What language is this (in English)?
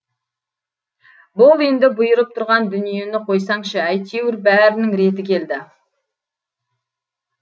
Kazakh